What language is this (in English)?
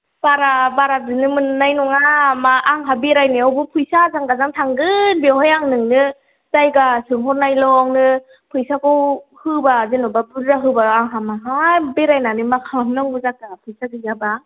Bodo